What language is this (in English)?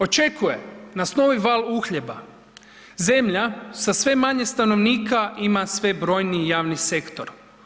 Croatian